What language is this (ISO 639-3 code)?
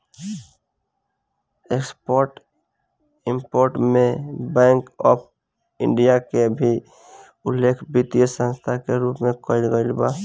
bho